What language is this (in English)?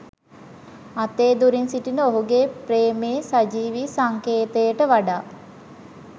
Sinhala